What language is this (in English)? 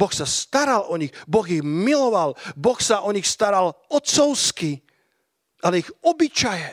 Slovak